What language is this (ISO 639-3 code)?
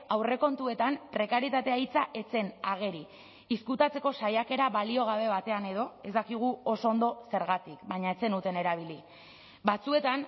eus